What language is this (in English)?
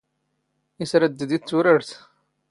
Standard Moroccan Tamazight